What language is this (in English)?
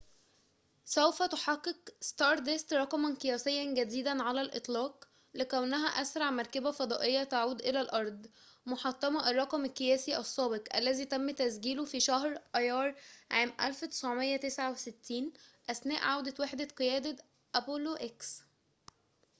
Arabic